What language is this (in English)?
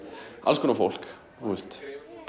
Icelandic